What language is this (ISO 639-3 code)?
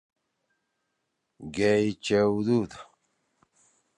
trw